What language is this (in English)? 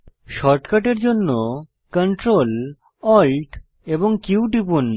Bangla